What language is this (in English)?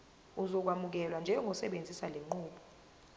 Zulu